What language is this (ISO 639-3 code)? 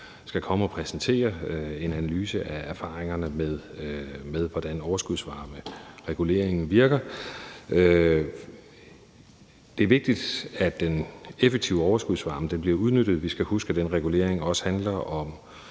dan